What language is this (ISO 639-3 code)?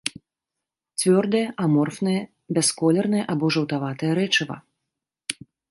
bel